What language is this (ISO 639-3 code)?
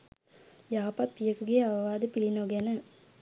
sin